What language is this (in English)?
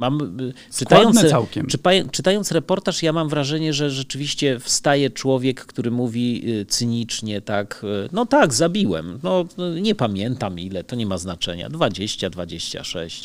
Polish